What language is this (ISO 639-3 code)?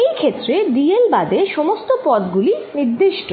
ben